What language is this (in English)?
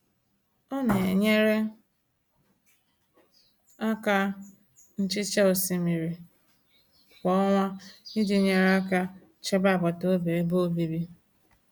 Igbo